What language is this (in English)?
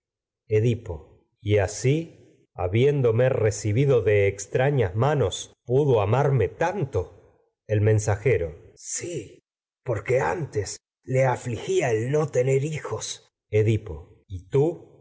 Spanish